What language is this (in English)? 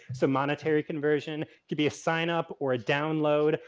English